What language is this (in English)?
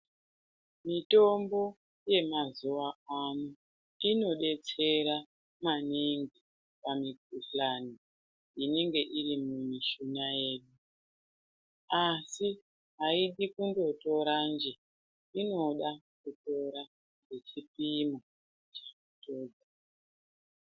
Ndau